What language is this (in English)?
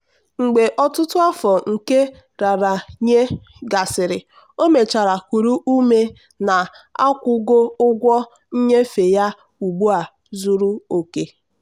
Igbo